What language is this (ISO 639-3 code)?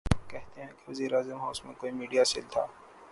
urd